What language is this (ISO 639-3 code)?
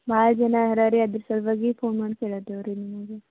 kan